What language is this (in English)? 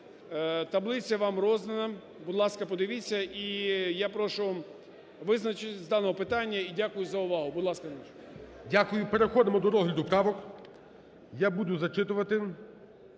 Ukrainian